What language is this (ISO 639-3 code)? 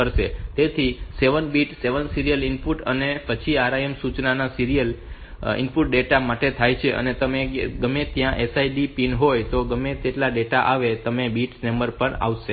guj